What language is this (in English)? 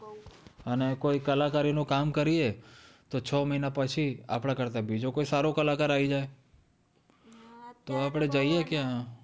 Gujarati